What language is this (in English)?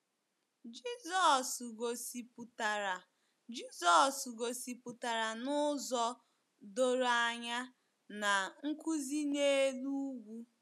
Igbo